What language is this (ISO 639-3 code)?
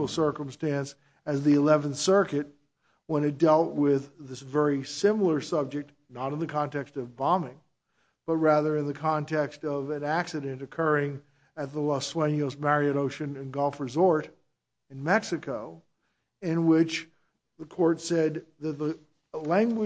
eng